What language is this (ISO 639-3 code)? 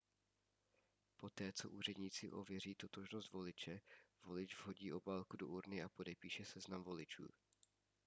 ces